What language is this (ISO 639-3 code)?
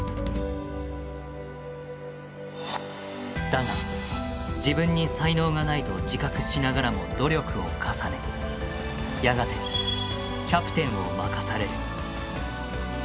jpn